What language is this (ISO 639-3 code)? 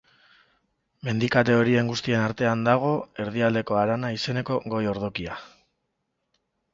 eus